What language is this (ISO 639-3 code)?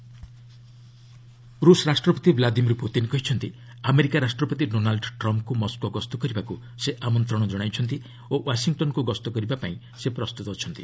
ori